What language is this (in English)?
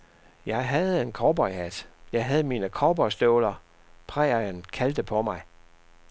Danish